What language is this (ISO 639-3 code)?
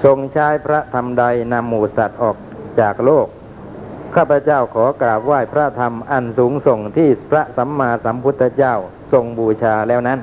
tha